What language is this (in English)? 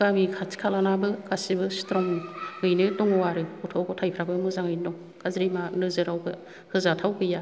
Bodo